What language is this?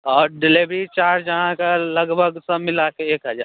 Maithili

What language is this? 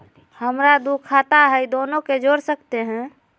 Magahi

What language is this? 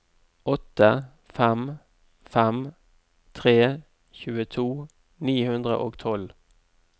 Norwegian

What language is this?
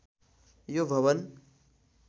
Nepali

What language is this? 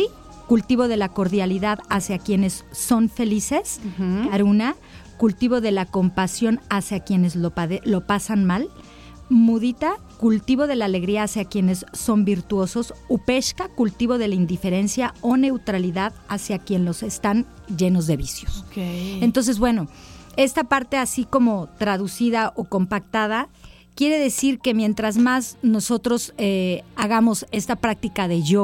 Spanish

